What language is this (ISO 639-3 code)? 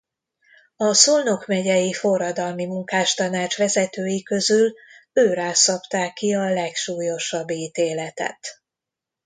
hun